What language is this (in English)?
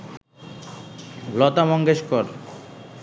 Bangla